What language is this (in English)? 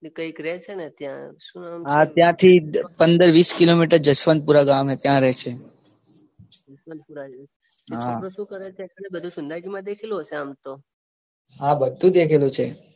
Gujarati